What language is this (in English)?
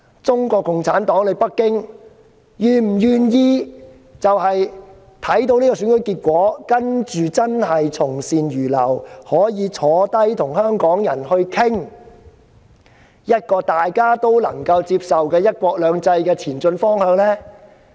Cantonese